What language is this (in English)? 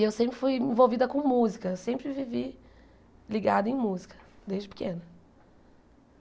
Portuguese